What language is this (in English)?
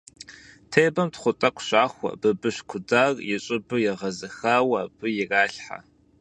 Kabardian